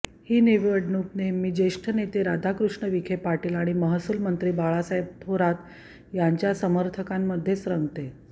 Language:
Marathi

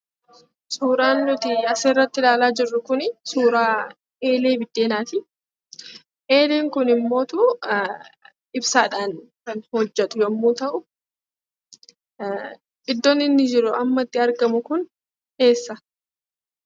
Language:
Oromo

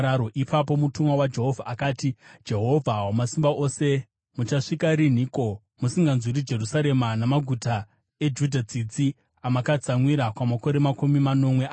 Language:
Shona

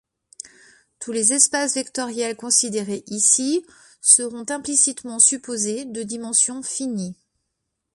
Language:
French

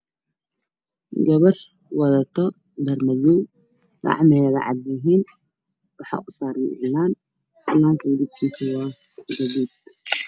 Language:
Somali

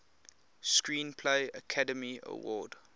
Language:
English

